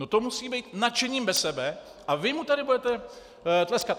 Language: Czech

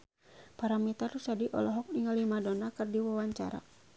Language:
Sundanese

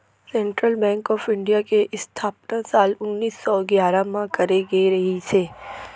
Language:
Chhattisgarhi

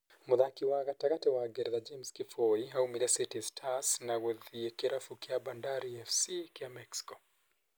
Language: Kikuyu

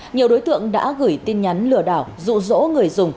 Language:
Vietnamese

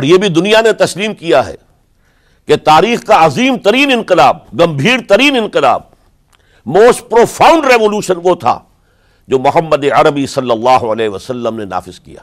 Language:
Urdu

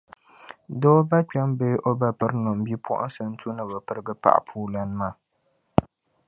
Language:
Dagbani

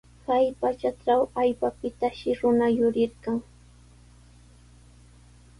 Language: Sihuas Ancash Quechua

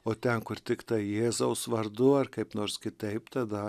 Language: Lithuanian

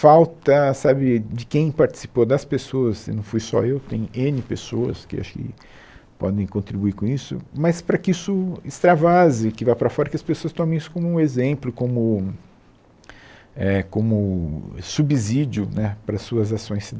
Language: Portuguese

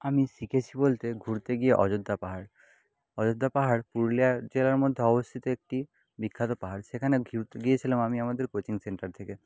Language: Bangla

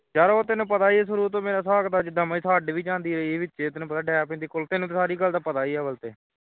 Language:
Punjabi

